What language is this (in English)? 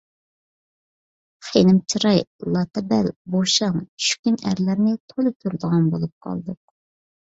Uyghur